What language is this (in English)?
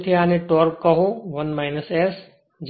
Gujarati